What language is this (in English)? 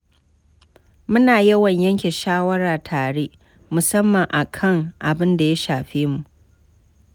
Hausa